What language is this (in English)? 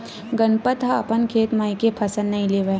Chhattisgarhi